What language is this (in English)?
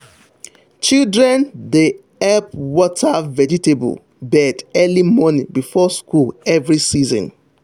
Nigerian Pidgin